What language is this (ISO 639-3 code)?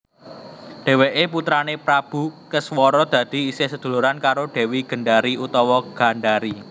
jav